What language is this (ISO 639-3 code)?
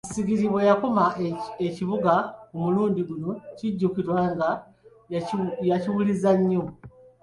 lug